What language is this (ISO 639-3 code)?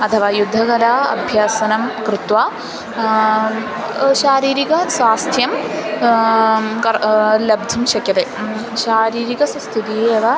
san